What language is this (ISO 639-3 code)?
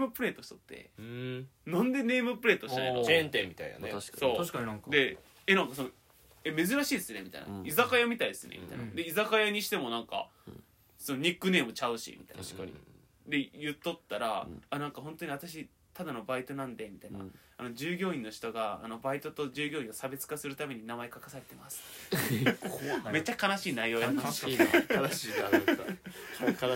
jpn